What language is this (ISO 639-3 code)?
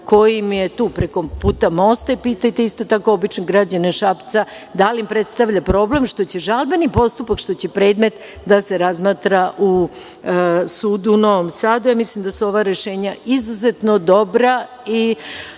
srp